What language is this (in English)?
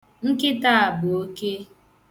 Igbo